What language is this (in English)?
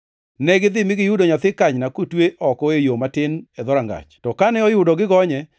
Luo (Kenya and Tanzania)